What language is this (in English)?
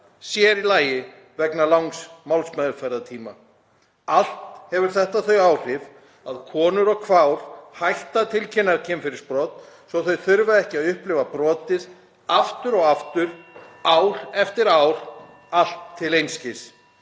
Icelandic